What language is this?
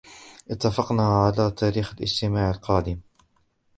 Arabic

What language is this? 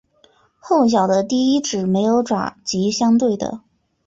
Chinese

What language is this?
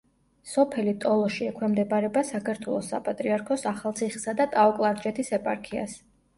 Georgian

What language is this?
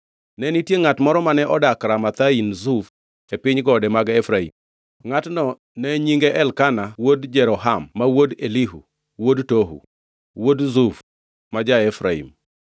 Luo (Kenya and Tanzania)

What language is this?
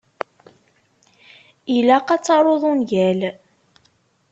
Kabyle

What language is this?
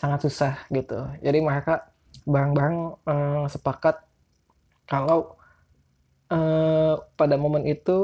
Indonesian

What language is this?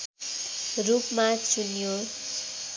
Nepali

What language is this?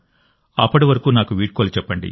Telugu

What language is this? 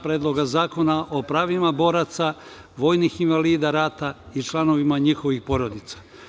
Serbian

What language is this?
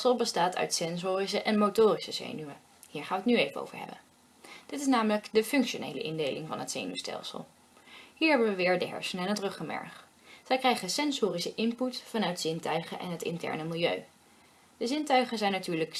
Dutch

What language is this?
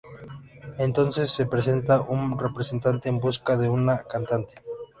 Spanish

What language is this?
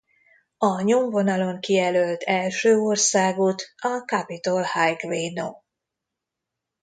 Hungarian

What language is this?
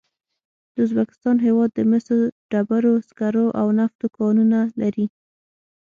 Pashto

